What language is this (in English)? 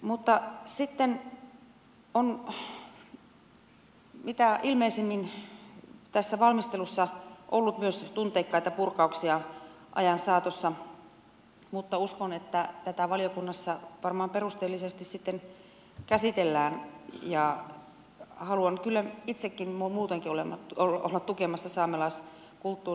Finnish